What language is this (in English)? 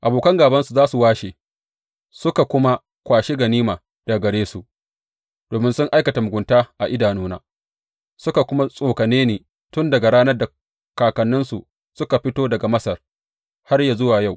Hausa